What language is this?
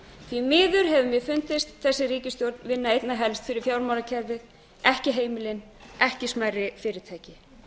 Icelandic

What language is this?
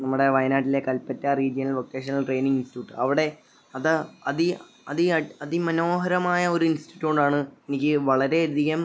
Malayalam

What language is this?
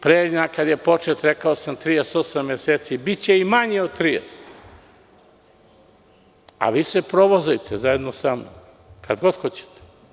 Serbian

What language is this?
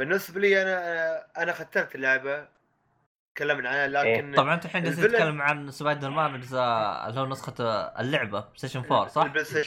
Arabic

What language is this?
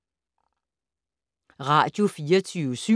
Danish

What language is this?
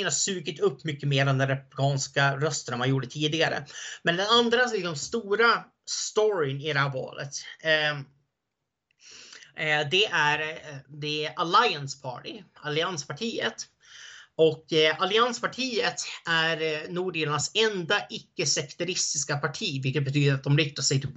Swedish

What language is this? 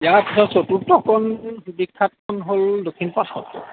Assamese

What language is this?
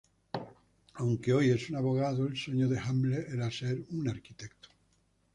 Spanish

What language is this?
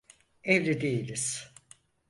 Turkish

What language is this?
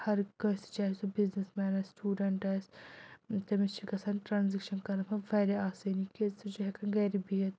Kashmiri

